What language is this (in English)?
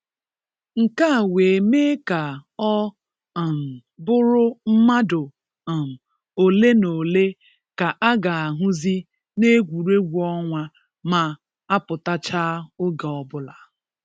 Igbo